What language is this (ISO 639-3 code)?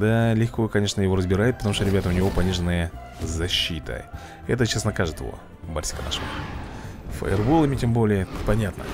rus